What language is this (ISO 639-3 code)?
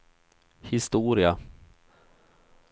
swe